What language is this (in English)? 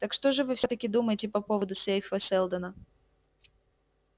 Russian